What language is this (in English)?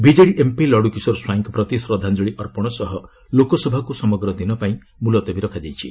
Odia